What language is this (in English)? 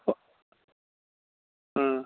Manipuri